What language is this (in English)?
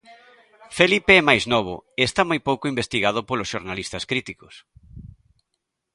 Galician